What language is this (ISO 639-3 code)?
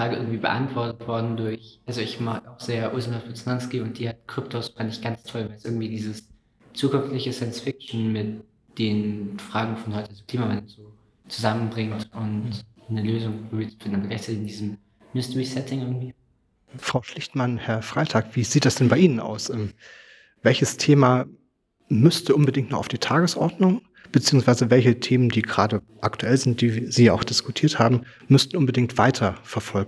deu